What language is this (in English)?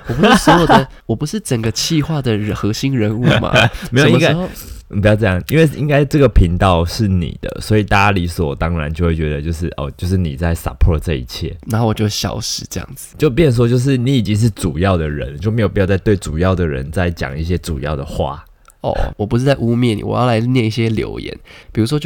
Chinese